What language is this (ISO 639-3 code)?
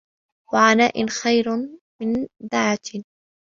ara